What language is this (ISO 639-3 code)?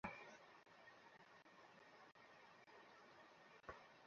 ben